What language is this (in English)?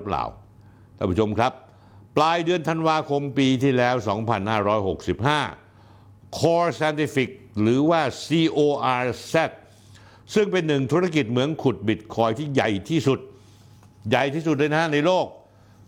Thai